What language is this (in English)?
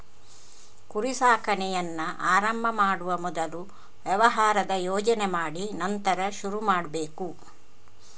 Kannada